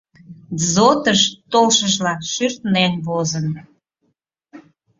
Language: Mari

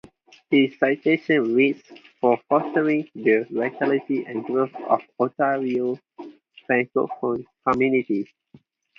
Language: English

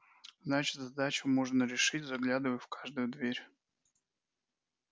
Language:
Russian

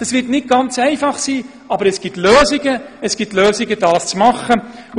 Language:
Swiss German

